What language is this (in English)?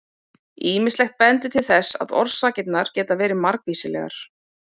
Icelandic